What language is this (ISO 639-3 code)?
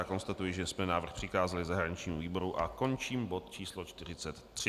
ces